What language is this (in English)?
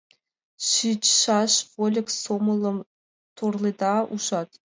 Mari